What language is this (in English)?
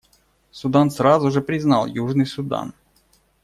Russian